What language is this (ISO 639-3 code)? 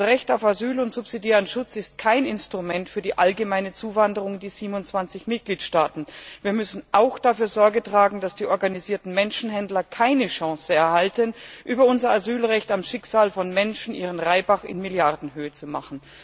deu